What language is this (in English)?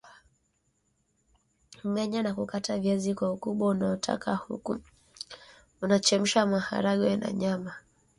Swahili